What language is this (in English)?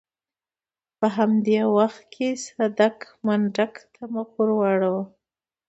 Pashto